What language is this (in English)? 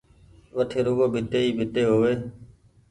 Goaria